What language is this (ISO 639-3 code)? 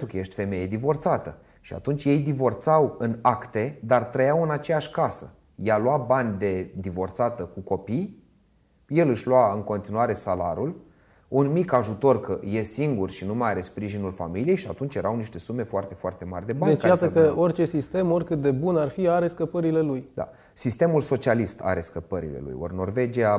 ron